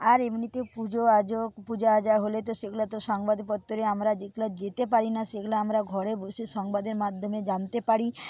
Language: Bangla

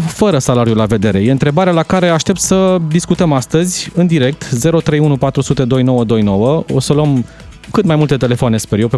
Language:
Romanian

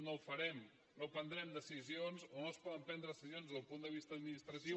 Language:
Catalan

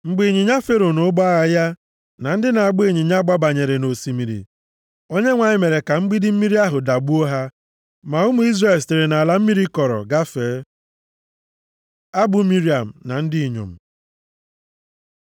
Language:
Igbo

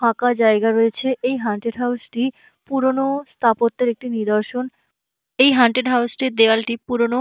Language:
Bangla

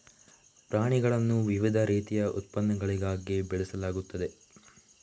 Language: Kannada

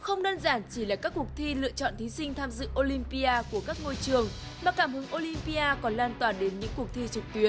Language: Vietnamese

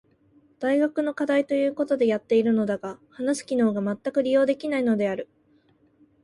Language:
Japanese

